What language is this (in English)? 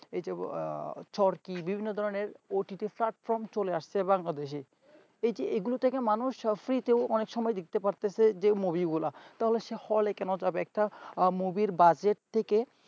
Bangla